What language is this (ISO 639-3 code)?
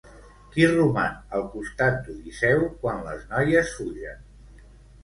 cat